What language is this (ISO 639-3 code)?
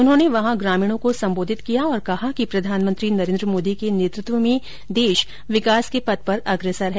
hin